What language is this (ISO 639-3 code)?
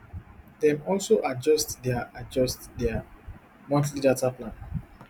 pcm